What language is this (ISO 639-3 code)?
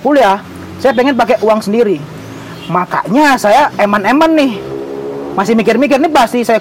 ind